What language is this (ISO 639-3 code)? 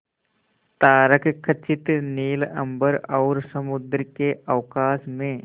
hin